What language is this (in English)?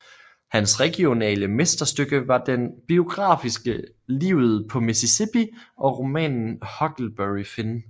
Danish